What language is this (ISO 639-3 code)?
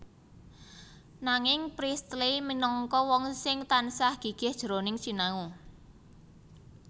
jav